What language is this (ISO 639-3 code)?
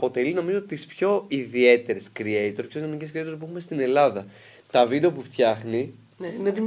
ell